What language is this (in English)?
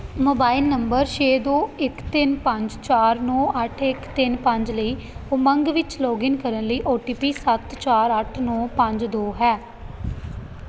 Punjabi